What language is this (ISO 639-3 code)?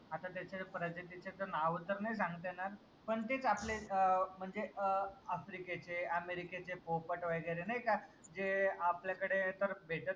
mar